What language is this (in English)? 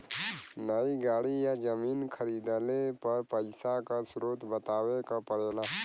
Bhojpuri